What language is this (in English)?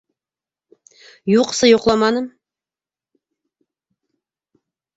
Bashkir